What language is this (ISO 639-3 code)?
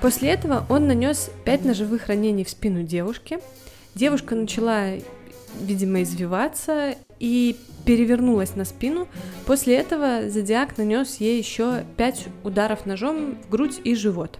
rus